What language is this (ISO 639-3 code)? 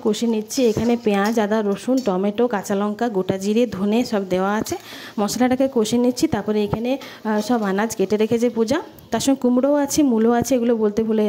ben